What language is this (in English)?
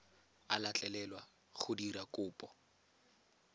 Tswana